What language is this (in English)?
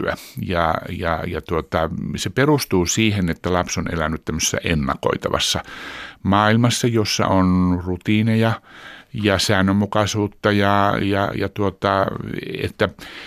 Finnish